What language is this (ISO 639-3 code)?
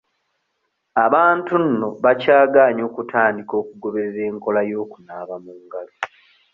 lug